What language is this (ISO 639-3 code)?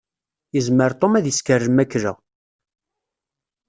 kab